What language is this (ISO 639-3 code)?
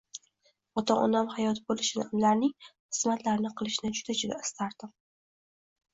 uzb